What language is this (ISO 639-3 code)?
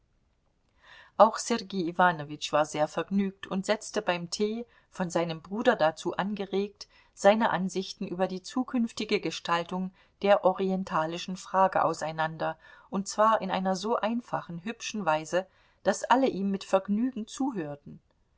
deu